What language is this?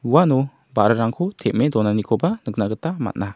Garo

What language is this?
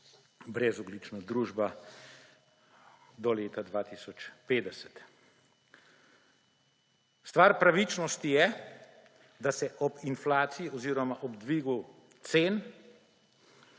Slovenian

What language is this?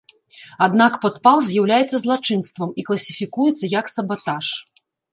Belarusian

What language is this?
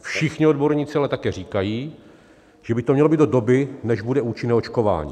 Czech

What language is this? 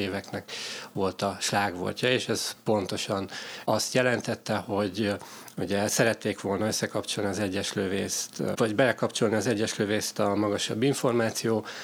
Hungarian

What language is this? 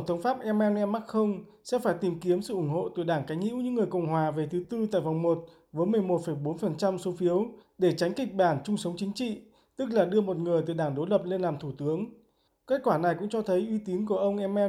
Vietnamese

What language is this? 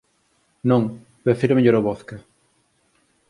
Galician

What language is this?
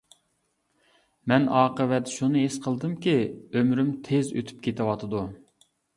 Uyghur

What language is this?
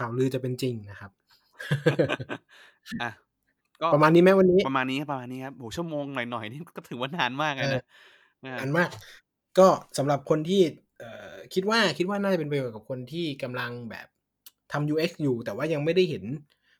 Thai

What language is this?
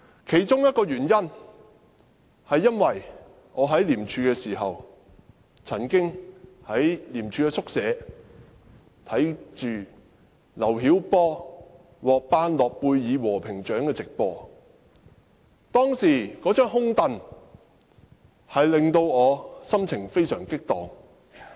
Cantonese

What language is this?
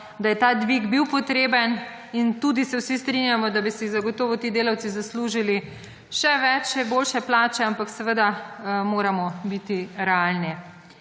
Slovenian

